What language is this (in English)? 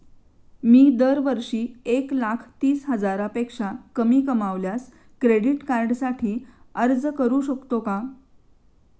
Marathi